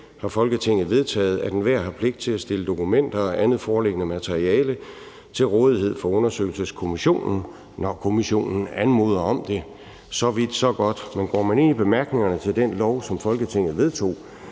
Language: Danish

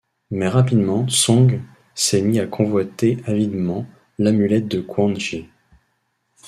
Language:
French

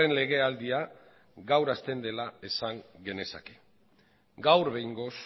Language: Basque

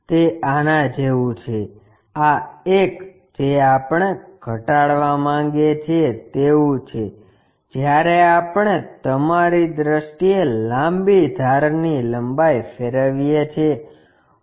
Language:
Gujarati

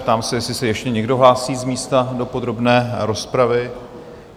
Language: Czech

